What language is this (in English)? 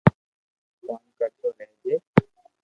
Loarki